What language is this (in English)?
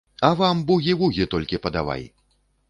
Belarusian